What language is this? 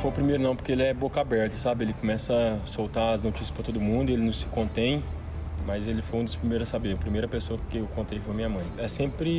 Portuguese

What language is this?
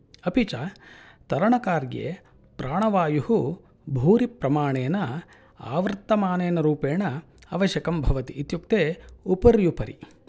Sanskrit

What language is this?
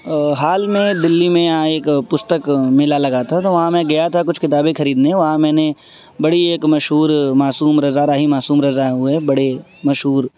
Urdu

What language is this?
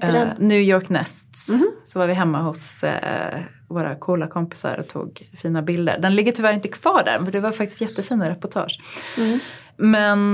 Swedish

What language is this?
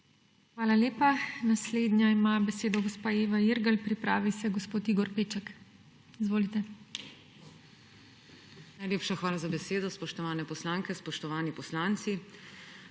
Slovenian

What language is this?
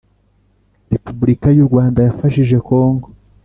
Kinyarwanda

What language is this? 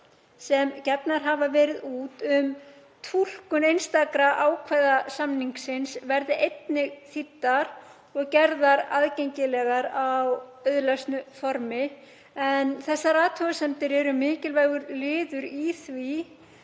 Icelandic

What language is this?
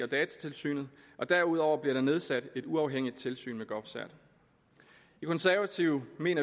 Danish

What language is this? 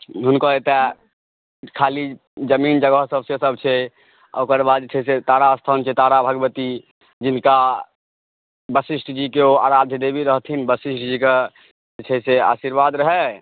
Maithili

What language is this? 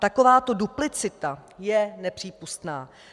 Czech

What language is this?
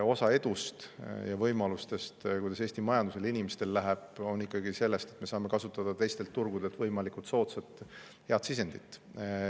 Estonian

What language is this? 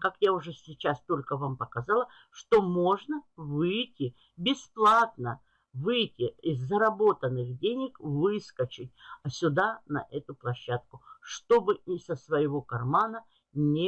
Russian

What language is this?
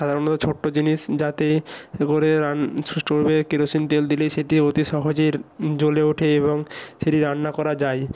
Bangla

